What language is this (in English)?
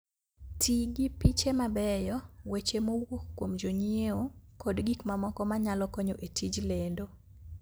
Luo (Kenya and Tanzania)